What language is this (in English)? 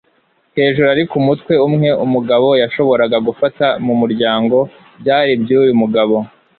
Kinyarwanda